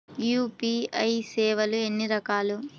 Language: Telugu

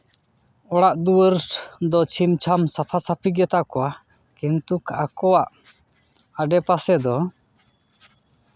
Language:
Santali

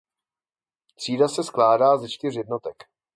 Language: Czech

